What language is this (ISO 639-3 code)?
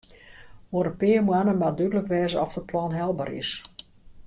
fry